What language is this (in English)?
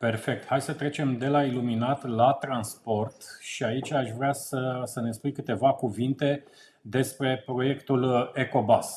Romanian